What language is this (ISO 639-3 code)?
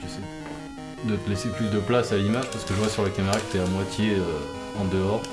fra